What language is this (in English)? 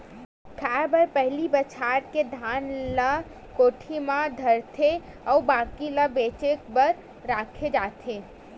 Chhattisgarhi